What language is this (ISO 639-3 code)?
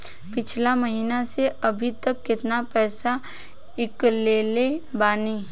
bho